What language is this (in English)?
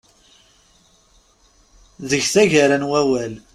Kabyle